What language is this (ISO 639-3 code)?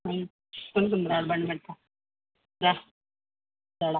tel